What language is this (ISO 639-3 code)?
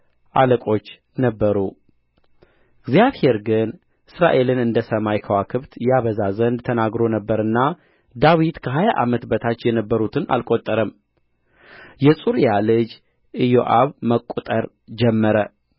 amh